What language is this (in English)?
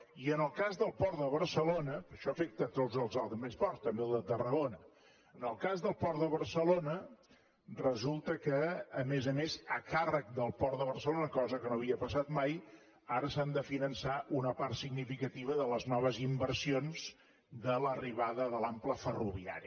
Catalan